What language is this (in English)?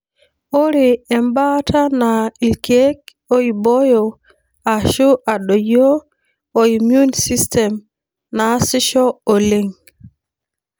Masai